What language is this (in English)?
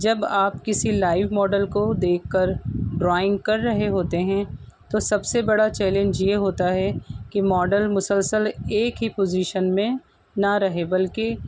Urdu